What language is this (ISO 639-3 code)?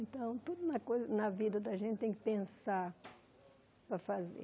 por